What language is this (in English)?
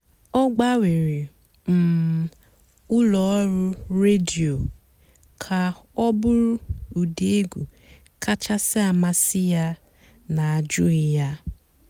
Igbo